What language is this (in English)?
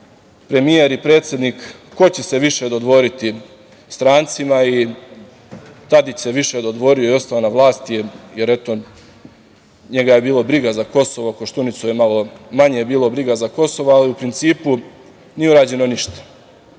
Serbian